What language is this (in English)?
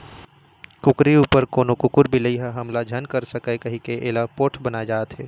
Chhattisgarhi